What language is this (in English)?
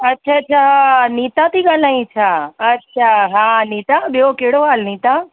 Sindhi